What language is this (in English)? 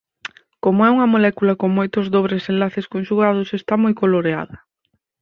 Galician